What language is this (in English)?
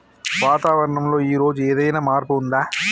Telugu